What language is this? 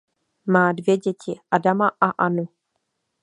Czech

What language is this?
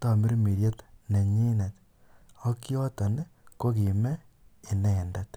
Kalenjin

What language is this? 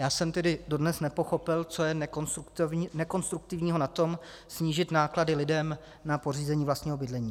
Czech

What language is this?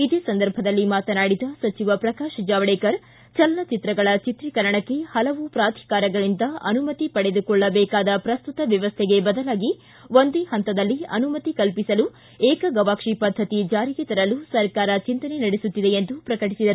Kannada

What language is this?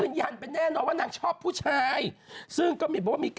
Thai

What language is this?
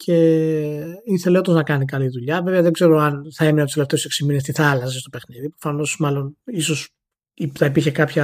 Greek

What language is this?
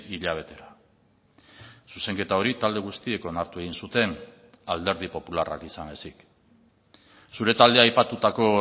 Basque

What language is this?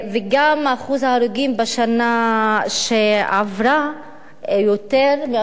Hebrew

